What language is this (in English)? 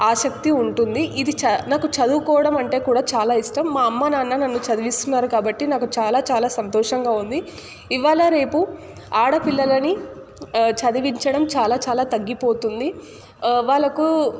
Telugu